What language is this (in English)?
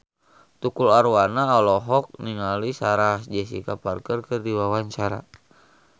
Sundanese